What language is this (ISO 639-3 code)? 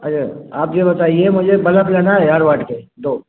hin